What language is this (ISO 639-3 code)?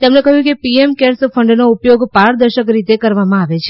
guj